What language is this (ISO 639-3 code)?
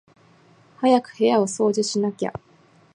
jpn